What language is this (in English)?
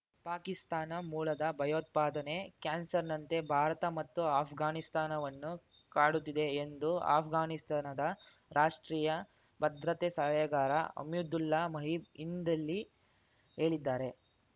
Kannada